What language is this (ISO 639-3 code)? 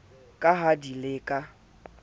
sot